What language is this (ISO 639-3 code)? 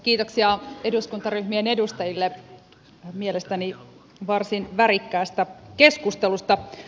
fin